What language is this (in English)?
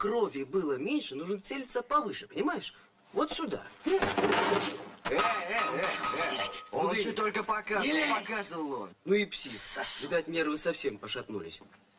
Russian